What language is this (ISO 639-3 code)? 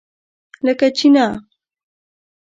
pus